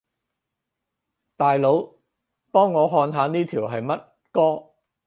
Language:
Cantonese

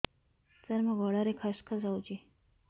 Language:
Odia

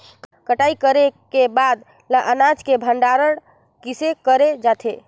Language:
Chhattisgarhi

